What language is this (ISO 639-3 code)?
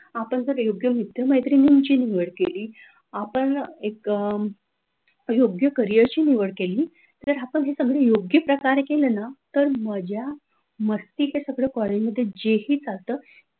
mar